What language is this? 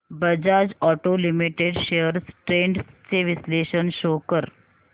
Marathi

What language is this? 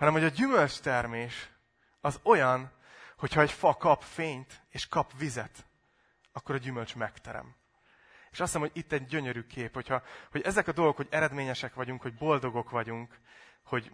Hungarian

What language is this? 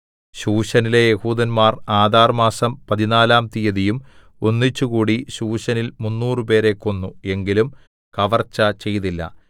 Malayalam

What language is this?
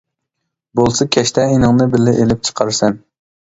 Uyghur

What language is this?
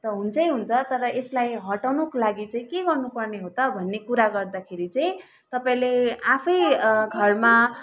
Nepali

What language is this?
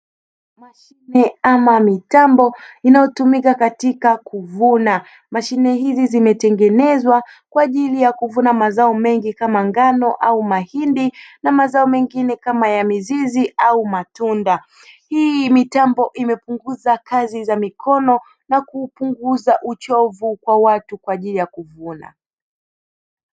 Swahili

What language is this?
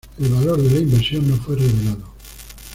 Spanish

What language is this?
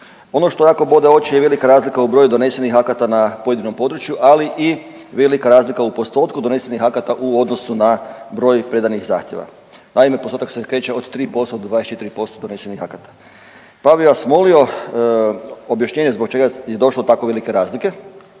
Croatian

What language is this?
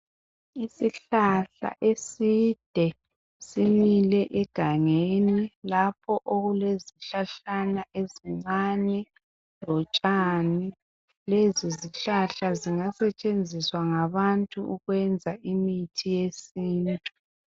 North Ndebele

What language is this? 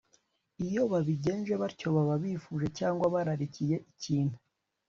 Kinyarwanda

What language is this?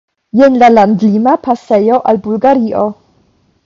Esperanto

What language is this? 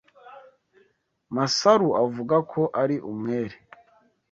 Kinyarwanda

